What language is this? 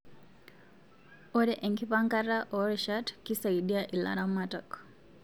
Masai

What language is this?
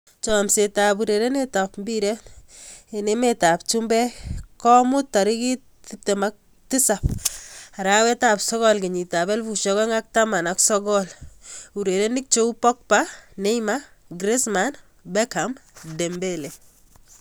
Kalenjin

